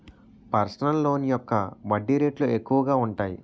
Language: Telugu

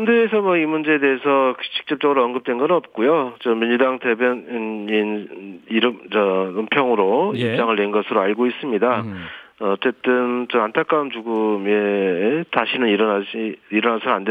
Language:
Korean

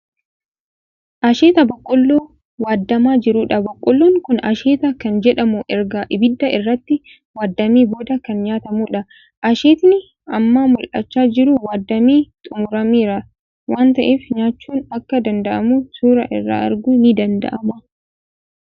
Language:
Oromo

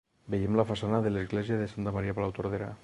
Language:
Catalan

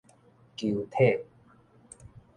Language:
Min Nan Chinese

